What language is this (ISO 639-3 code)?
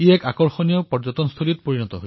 asm